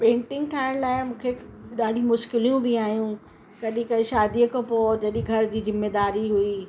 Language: Sindhi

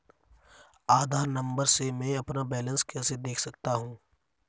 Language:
Hindi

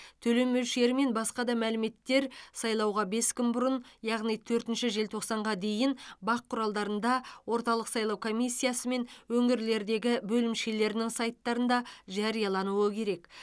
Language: Kazakh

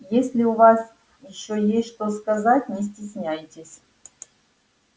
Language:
Russian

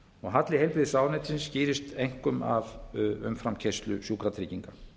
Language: Icelandic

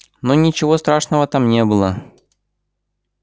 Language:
Russian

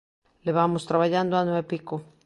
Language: Galician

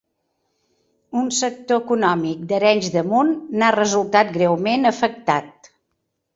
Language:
Catalan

